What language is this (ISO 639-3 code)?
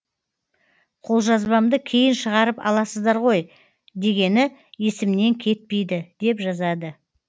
kaz